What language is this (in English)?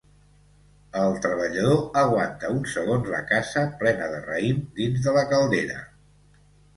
Catalan